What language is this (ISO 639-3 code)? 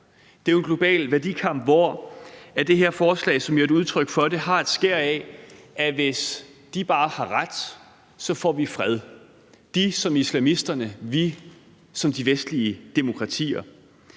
dan